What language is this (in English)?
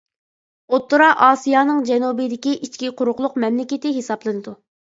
Uyghur